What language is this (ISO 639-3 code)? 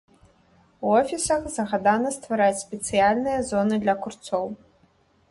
bel